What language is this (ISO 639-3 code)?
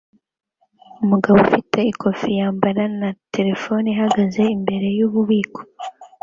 kin